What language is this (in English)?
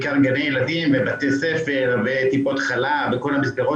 Hebrew